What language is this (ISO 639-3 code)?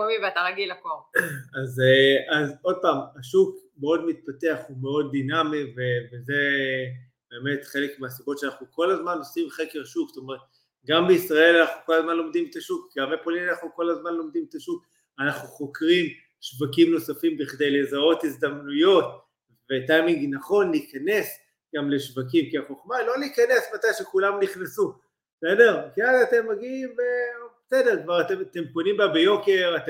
heb